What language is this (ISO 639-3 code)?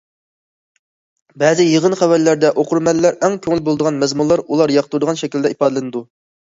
uig